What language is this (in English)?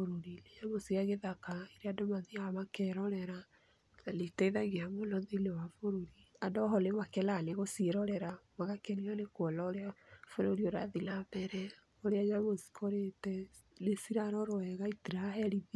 Kikuyu